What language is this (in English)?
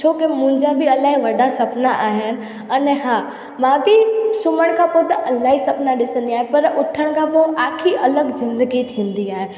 Sindhi